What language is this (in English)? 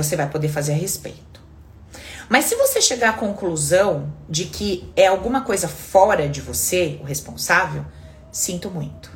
Portuguese